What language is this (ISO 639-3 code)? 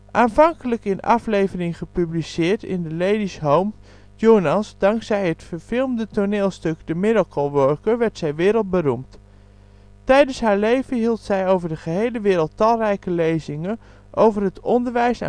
nld